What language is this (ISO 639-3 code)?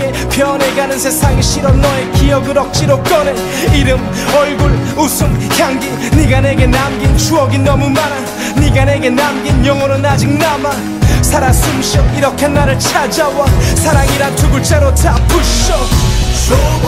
kor